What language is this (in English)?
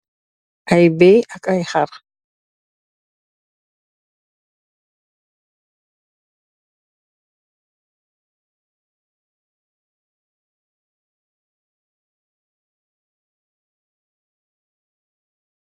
Wolof